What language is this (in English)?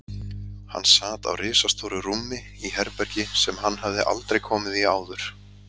Icelandic